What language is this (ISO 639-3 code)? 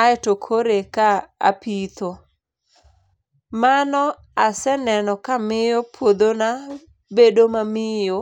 luo